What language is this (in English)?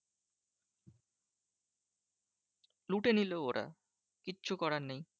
Bangla